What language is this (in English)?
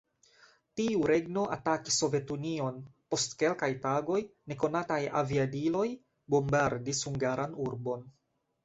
Esperanto